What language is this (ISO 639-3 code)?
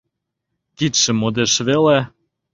chm